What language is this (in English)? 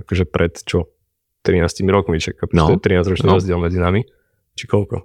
Slovak